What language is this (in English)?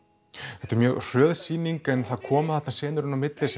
Icelandic